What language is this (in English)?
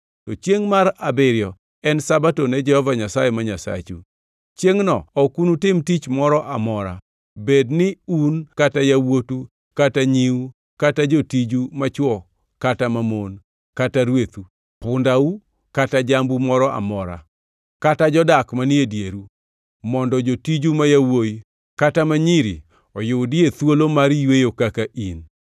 Luo (Kenya and Tanzania)